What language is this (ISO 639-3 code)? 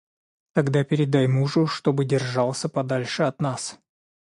rus